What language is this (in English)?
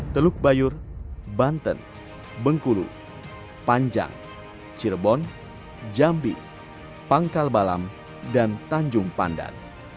Indonesian